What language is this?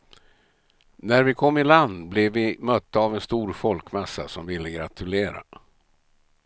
Swedish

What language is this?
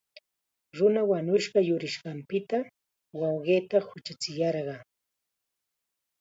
Chiquián Ancash Quechua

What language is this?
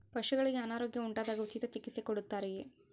Kannada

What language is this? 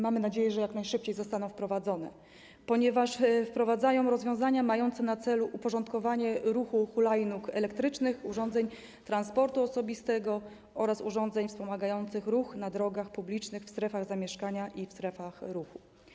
Polish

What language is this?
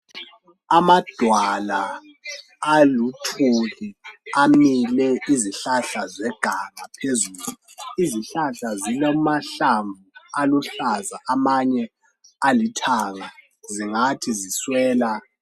North Ndebele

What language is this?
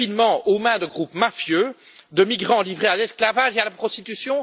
French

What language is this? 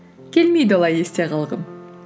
Kazakh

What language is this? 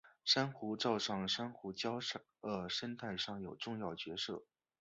Chinese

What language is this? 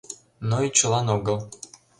Mari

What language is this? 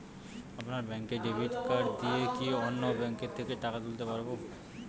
Bangla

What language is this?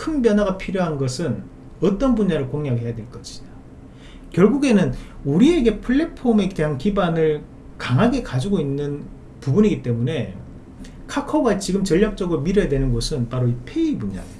Korean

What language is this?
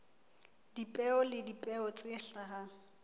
Southern Sotho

